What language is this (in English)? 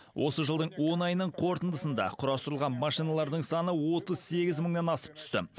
Kazakh